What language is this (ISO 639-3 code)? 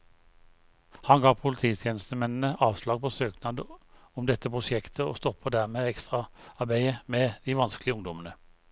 nor